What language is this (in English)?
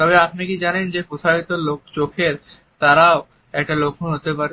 Bangla